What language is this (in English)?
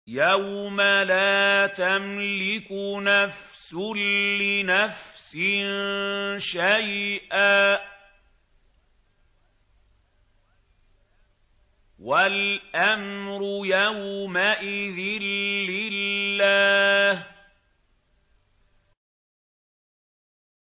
Arabic